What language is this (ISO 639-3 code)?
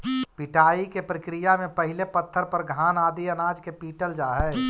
mag